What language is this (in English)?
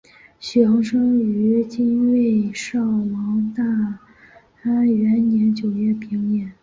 Chinese